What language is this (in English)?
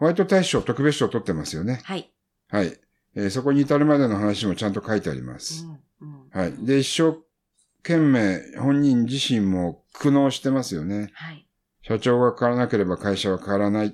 Japanese